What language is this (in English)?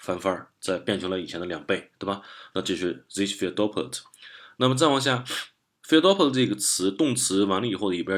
Chinese